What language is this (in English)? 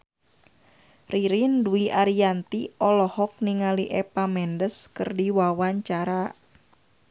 Sundanese